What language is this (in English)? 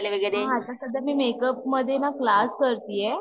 Marathi